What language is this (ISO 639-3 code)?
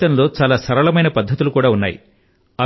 tel